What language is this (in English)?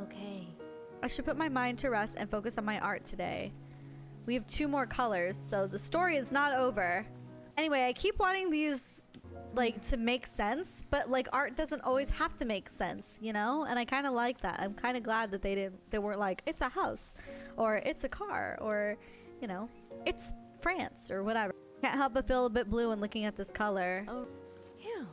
English